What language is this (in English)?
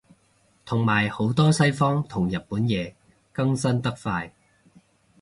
Cantonese